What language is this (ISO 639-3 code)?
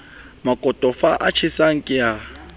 sot